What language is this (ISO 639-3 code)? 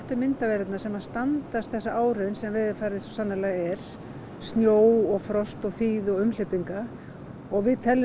isl